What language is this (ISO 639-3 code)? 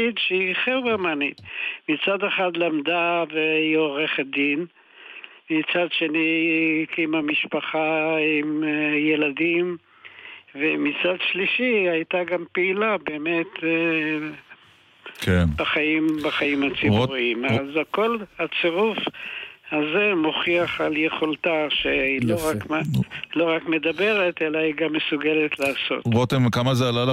heb